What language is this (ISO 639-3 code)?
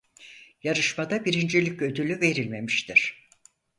tur